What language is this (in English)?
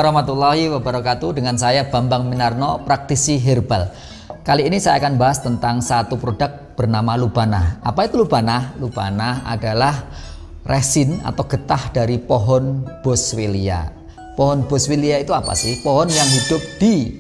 Indonesian